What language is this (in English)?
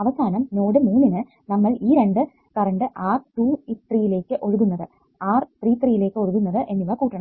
Malayalam